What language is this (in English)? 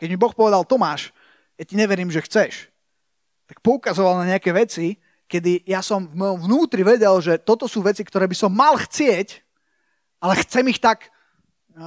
Slovak